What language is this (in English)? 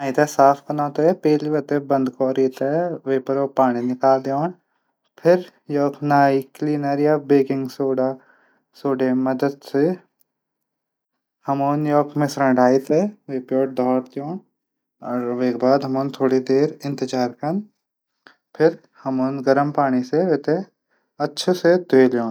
Garhwali